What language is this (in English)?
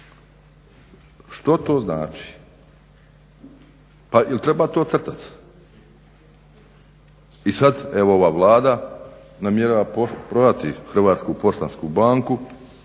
Croatian